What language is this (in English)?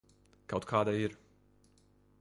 Latvian